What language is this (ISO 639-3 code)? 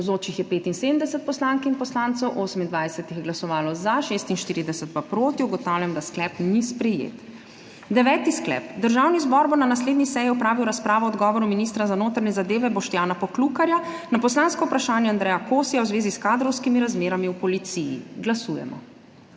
slv